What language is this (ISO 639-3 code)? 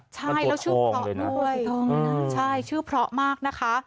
tha